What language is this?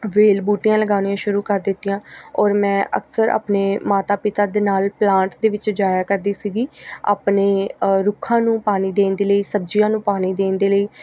Punjabi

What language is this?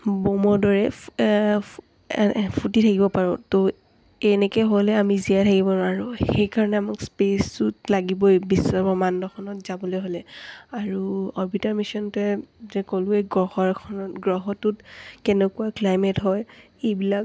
Assamese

